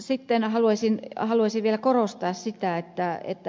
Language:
Finnish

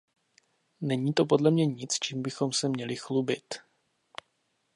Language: Czech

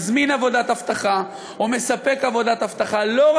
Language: Hebrew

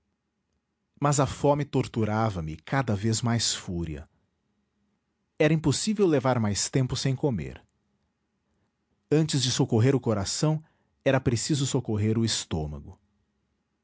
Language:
Portuguese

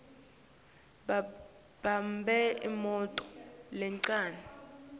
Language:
Swati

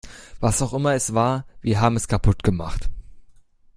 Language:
German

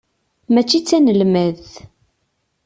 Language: Kabyle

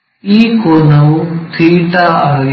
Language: Kannada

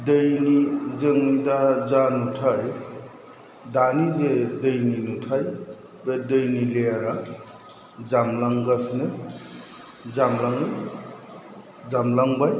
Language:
Bodo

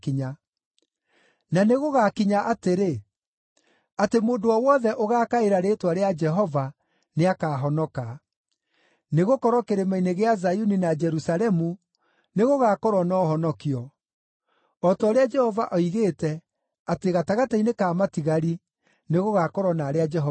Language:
Kikuyu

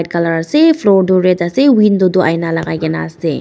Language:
Naga Pidgin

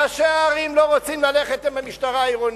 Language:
Hebrew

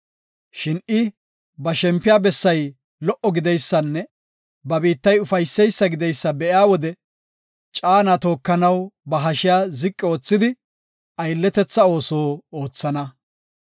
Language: Gofa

